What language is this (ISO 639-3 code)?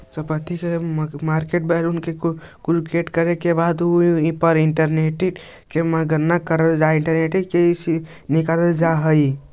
mag